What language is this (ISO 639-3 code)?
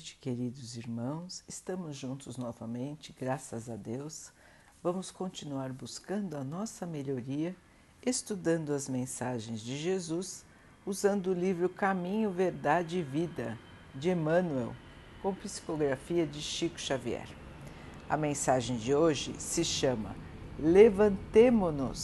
por